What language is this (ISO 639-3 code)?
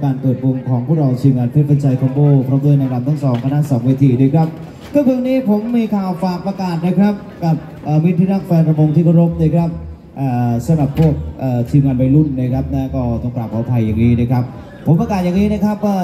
tha